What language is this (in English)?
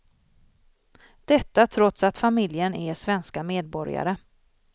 Swedish